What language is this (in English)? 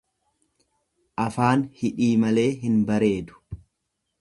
Oromo